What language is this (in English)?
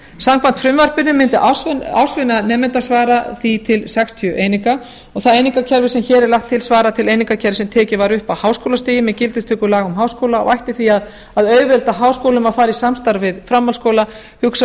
Icelandic